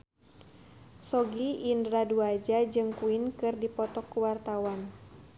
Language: Sundanese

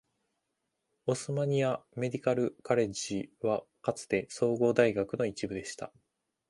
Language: Japanese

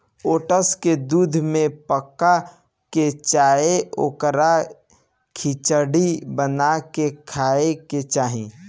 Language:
Bhojpuri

